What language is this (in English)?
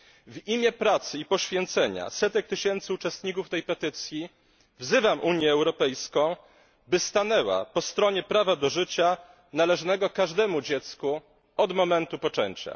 Polish